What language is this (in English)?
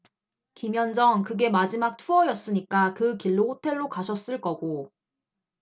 Korean